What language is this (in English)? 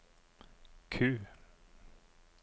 Norwegian